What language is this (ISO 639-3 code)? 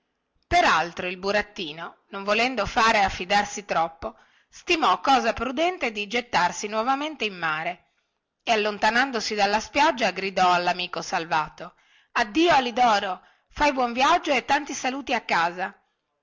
ita